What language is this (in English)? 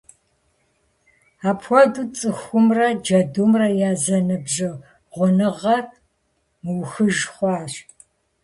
Kabardian